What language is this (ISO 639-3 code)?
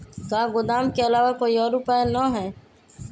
mag